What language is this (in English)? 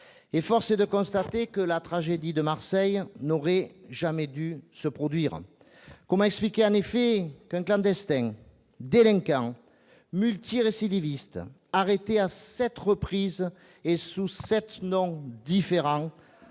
French